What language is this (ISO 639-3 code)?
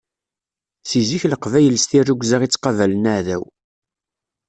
kab